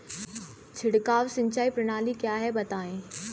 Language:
Hindi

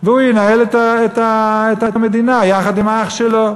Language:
Hebrew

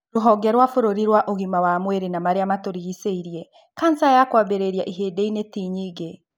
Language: Kikuyu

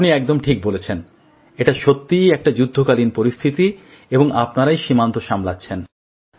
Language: Bangla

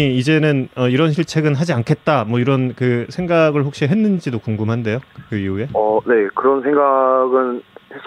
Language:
Korean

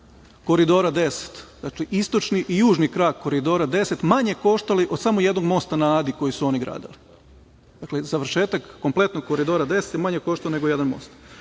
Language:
Serbian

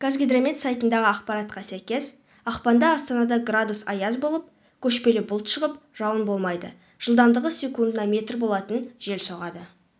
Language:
Kazakh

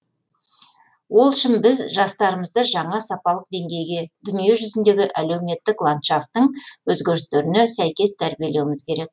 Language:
Kazakh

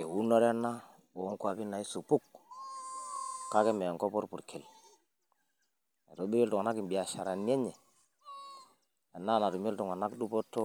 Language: Masai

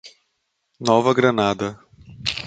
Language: Portuguese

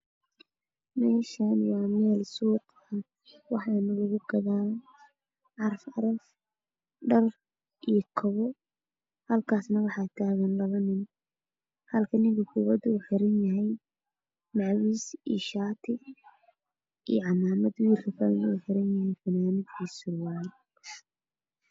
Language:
Somali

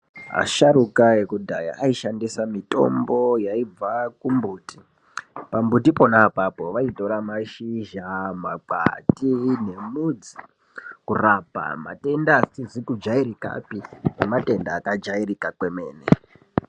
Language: Ndau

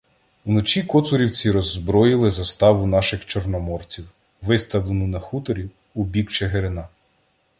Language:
Ukrainian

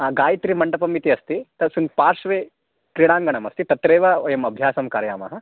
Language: Sanskrit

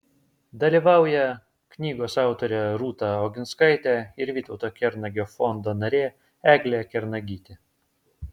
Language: Lithuanian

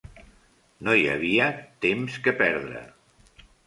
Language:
Catalan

